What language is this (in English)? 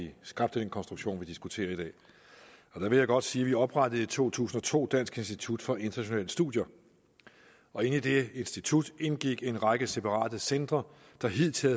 Danish